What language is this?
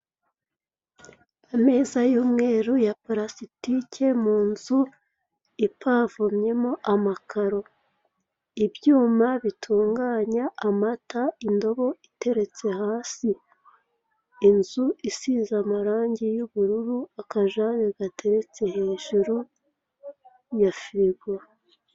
Kinyarwanda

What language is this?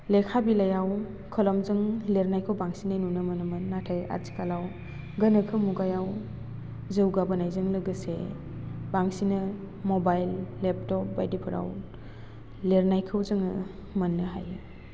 Bodo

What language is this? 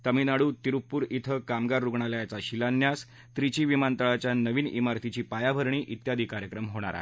Marathi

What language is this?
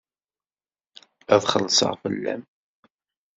Kabyle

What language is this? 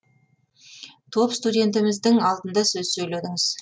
Kazakh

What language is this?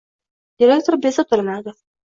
Uzbek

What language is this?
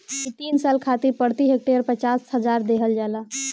Bhojpuri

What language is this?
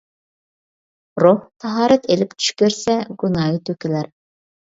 Uyghur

